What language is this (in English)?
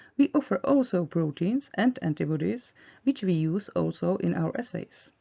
English